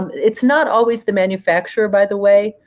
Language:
English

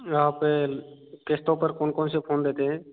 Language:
Hindi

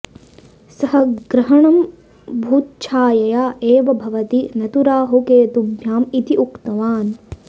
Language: Sanskrit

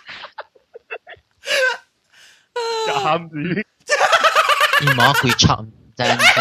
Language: Chinese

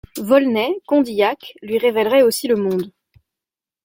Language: French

